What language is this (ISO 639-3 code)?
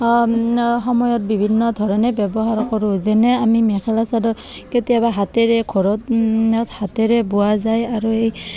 asm